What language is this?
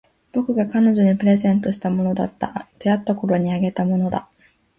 Japanese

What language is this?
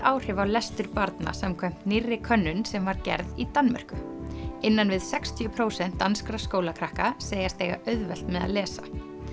Icelandic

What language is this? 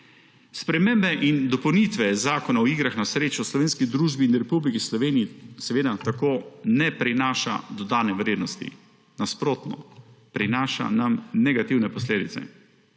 Slovenian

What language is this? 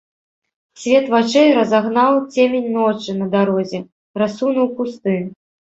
Belarusian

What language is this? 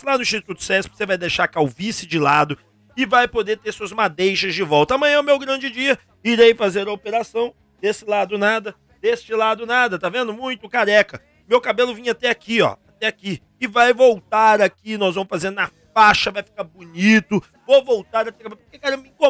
Portuguese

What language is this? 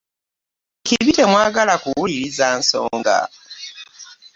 Ganda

